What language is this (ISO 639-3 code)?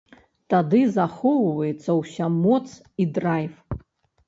bel